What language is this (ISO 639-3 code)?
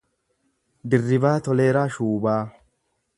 orm